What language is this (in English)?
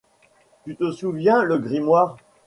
French